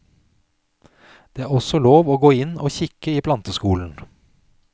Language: Norwegian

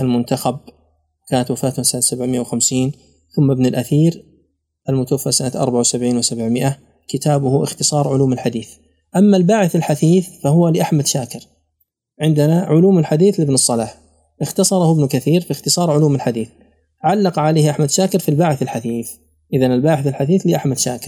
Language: Arabic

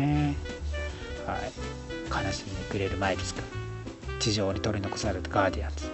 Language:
Japanese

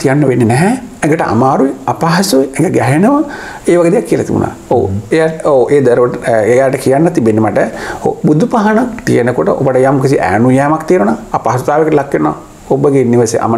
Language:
Indonesian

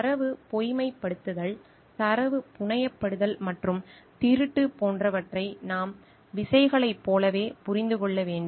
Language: Tamil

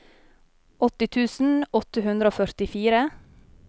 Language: Norwegian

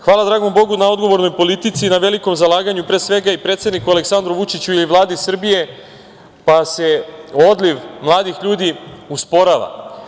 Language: Serbian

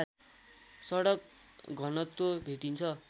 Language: Nepali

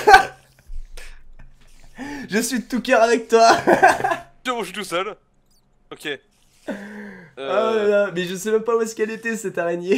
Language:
French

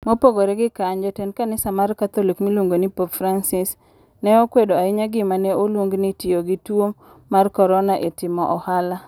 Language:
Luo (Kenya and Tanzania)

